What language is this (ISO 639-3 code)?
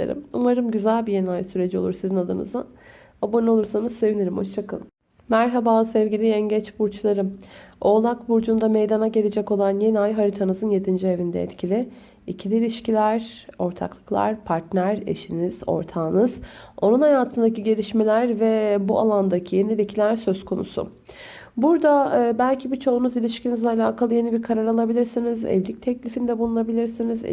tur